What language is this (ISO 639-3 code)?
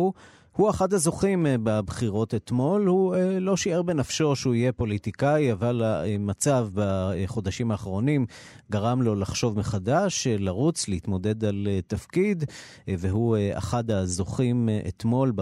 heb